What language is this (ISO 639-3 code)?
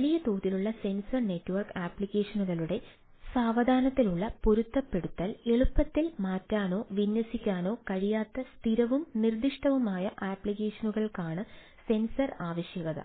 mal